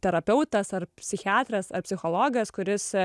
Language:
Lithuanian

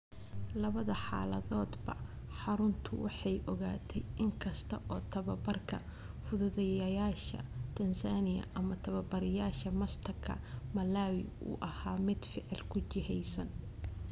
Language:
Somali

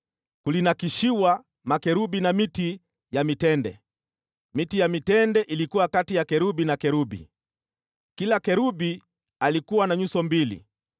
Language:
Swahili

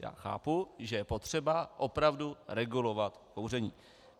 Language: Czech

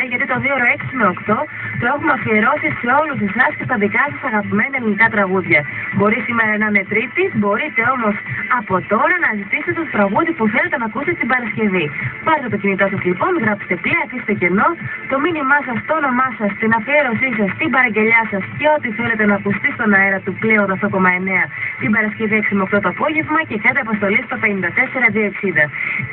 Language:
Greek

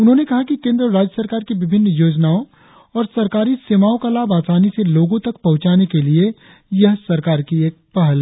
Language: Hindi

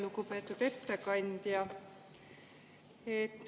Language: Estonian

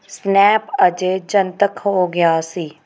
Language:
Punjabi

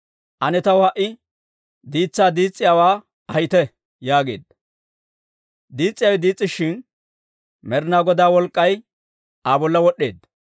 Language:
Dawro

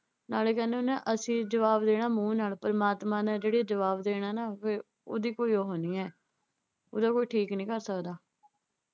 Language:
Punjabi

